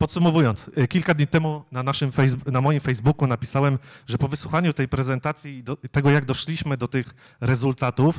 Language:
Polish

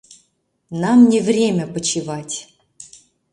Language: Mari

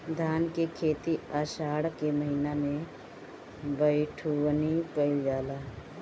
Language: Bhojpuri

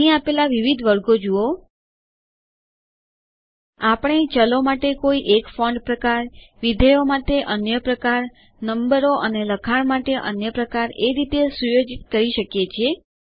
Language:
Gujarati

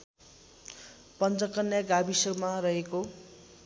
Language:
Nepali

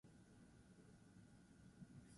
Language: Basque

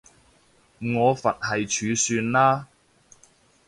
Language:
Cantonese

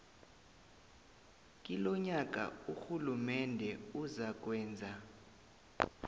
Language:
South Ndebele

